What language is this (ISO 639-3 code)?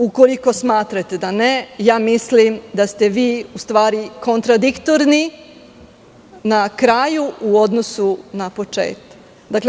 srp